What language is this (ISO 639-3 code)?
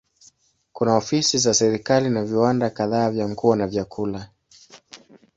swa